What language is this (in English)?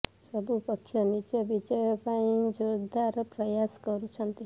Odia